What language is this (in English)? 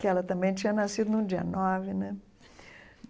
Portuguese